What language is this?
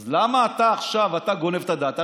Hebrew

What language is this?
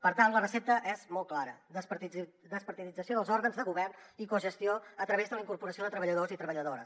Catalan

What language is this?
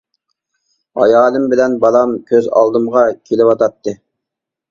Uyghur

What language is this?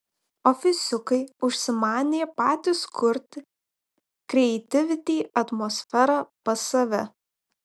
Lithuanian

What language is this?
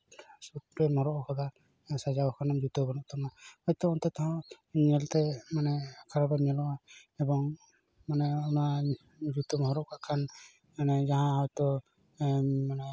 Santali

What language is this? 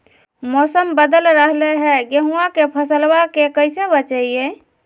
Magahi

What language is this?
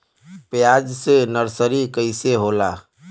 Bhojpuri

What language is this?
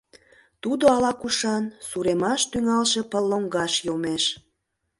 Mari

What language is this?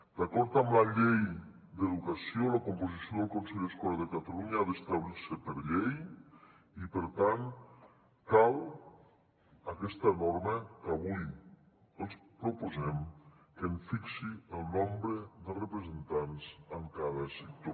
Catalan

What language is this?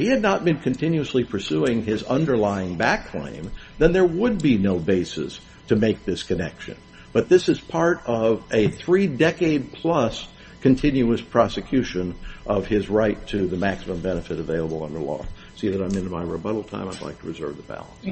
English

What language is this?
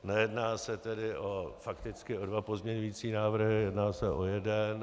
Czech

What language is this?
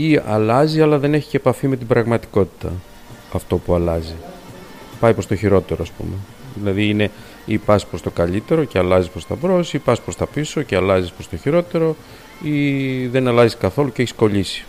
Greek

